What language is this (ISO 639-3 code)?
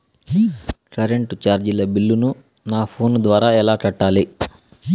tel